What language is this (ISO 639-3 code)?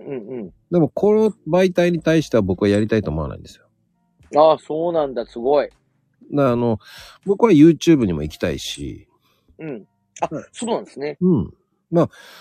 jpn